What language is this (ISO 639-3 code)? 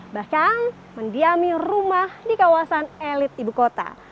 ind